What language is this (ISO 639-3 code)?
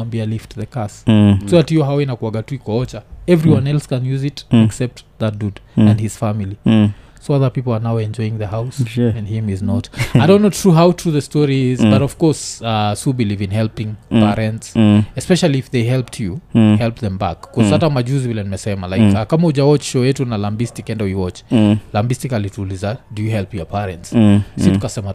swa